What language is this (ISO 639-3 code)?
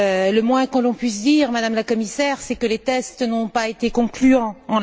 fra